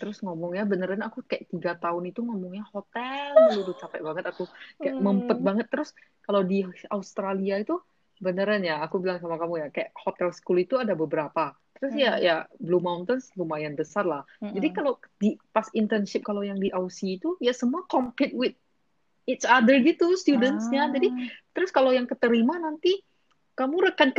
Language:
Indonesian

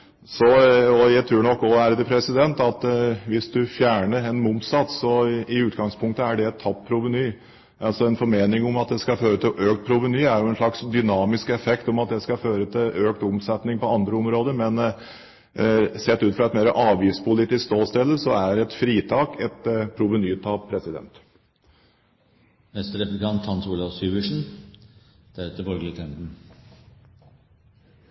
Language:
Norwegian Bokmål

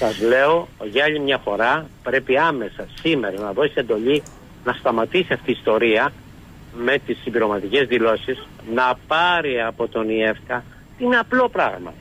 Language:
Greek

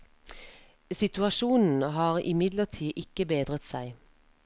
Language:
Norwegian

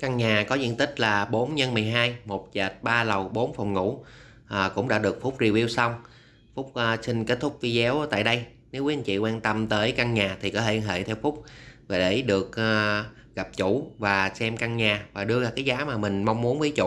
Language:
Vietnamese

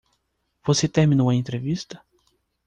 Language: Portuguese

